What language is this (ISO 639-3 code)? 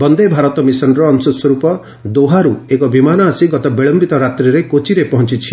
ori